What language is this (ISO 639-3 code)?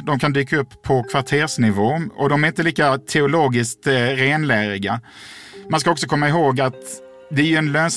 swe